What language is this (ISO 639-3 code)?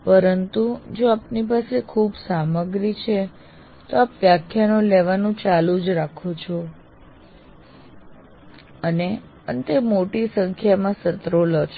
guj